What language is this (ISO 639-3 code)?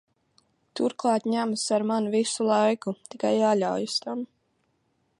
lav